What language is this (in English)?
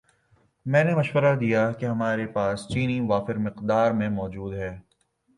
Urdu